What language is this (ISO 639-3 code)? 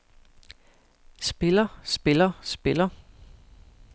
dan